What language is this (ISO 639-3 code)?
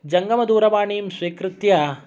san